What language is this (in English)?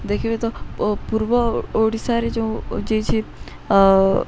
Odia